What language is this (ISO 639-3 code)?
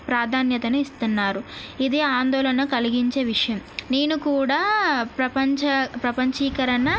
tel